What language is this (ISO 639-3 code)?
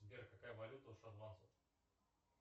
rus